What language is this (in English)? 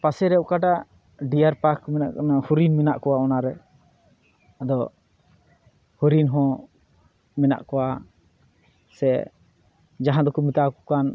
Santali